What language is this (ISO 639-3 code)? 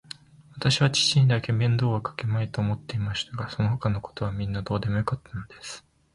jpn